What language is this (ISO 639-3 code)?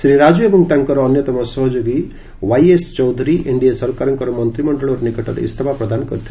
ori